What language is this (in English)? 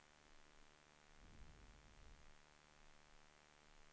Swedish